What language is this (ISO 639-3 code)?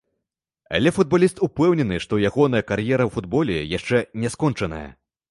bel